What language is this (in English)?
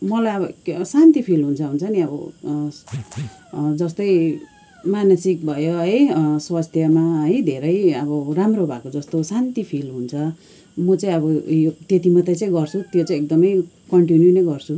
Nepali